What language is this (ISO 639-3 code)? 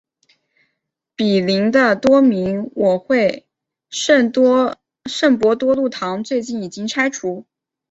zho